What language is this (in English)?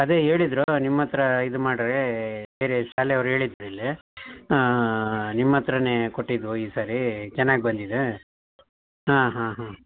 Kannada